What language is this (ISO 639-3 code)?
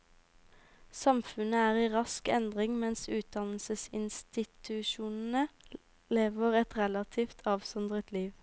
nor